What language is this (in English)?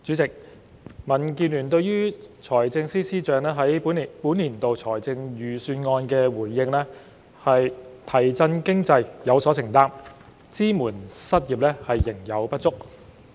Cantonese